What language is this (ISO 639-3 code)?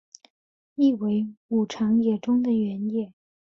zho